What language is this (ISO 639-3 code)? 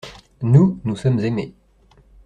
fra